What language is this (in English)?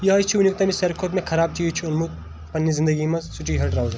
Kashmiri